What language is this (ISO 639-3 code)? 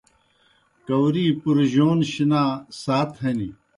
plk